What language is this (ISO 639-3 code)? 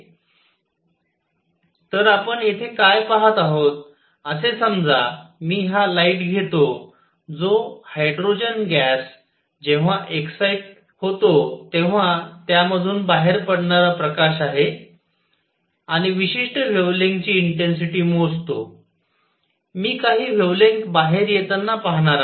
mar